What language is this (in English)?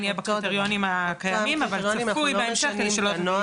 Hebrew